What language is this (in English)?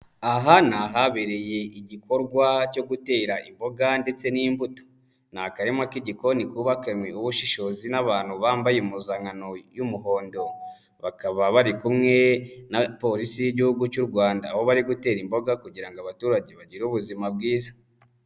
Kinyarwanda